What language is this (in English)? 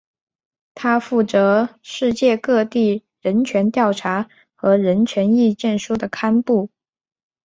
Chinese